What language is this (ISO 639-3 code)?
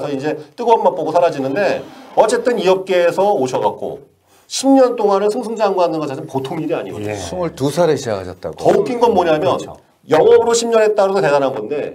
kor